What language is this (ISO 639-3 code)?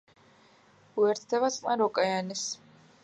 kat